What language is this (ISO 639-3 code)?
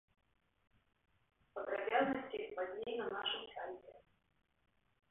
bel